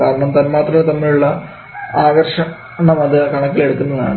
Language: Malayalam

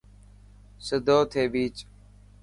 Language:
Dhatki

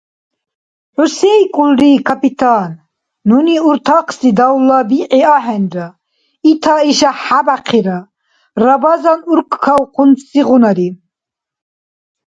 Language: Dargwa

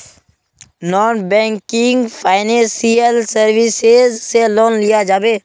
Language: Magahi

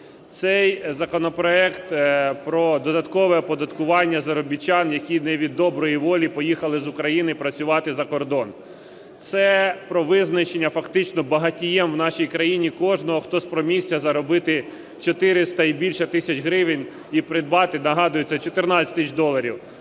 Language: Ukrainian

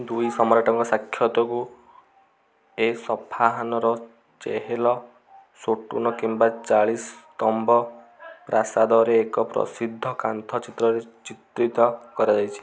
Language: Odia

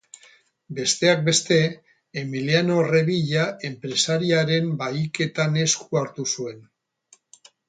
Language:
Basque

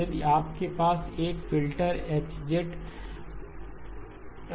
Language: Hindi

